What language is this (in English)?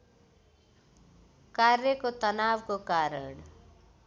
Nepali